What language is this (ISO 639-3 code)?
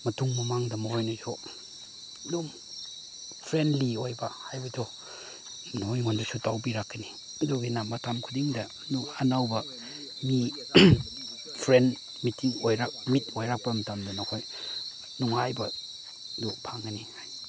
mni